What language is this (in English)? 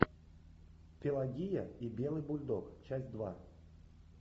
Russian